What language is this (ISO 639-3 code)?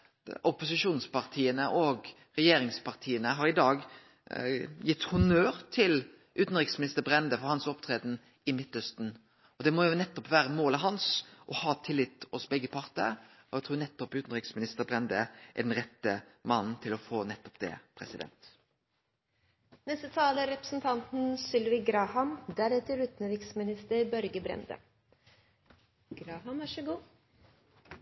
nno